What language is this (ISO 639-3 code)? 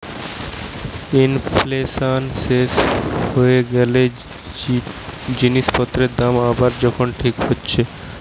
ben